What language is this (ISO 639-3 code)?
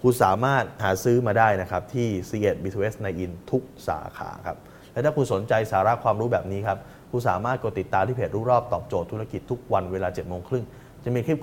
tha